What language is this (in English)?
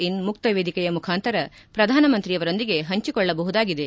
Kannada